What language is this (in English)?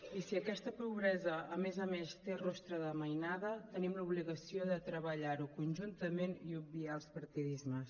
Catalan